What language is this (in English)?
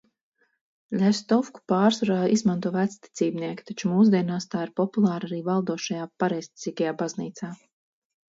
Latvian